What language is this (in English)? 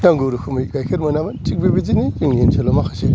Bodo